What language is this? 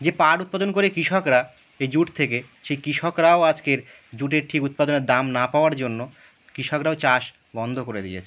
Bangla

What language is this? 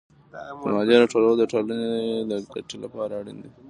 Pashto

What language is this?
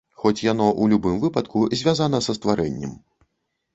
Belarusian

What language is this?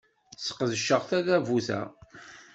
Kabyle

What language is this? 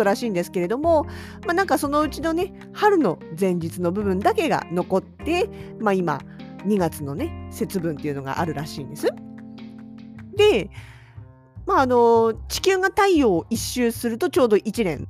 Japanese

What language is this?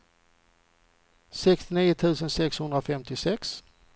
Swedish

